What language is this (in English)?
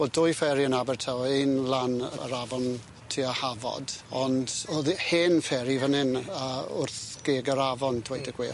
Welsh